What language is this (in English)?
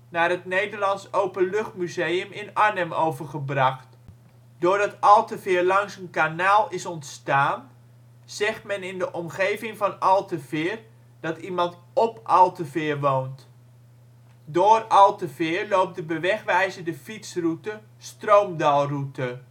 Dutch